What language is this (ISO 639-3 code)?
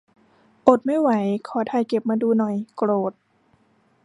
tha